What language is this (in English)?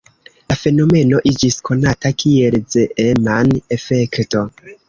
Esperanto